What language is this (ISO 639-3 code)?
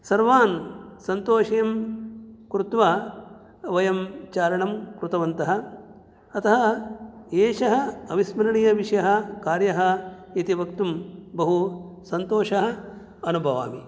san